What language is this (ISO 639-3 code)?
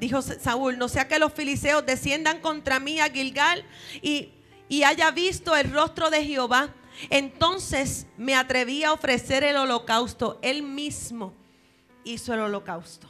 spa